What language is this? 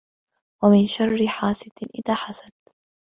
Arabic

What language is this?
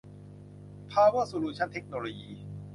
Thai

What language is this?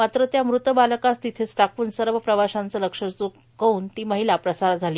Marathi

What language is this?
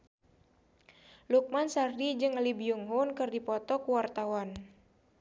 Sundanese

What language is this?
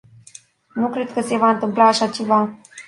Romanian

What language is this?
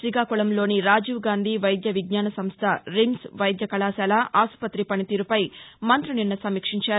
Telugu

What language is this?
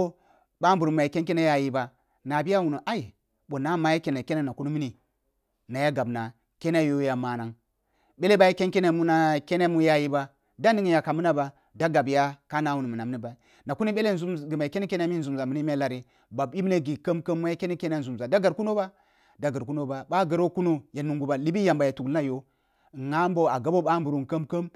Kulung (Nigeria)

